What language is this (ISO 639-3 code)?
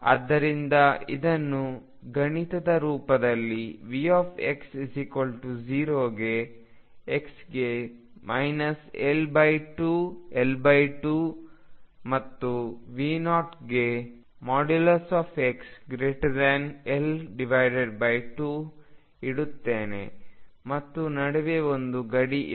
kan